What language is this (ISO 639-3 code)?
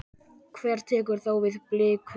isl